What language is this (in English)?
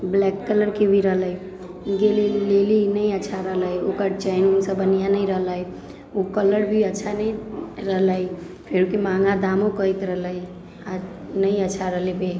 Maithili